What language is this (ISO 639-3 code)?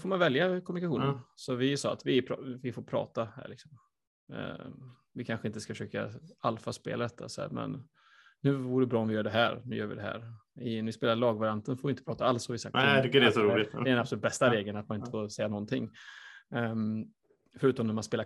swe